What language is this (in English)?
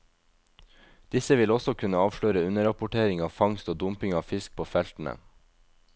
Norwegian